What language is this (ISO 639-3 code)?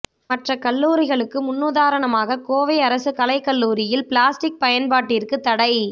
tam